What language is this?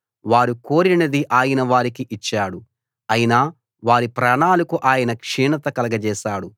Telugu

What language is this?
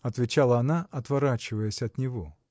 Russian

